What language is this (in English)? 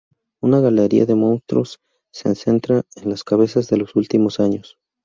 Spanish